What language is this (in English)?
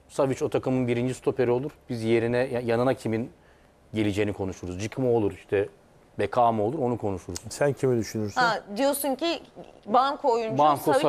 Turkish